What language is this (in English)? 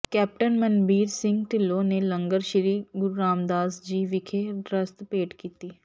Punjabi